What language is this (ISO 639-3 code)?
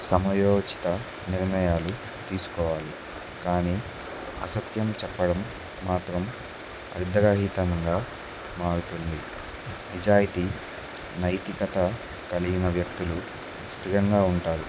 tel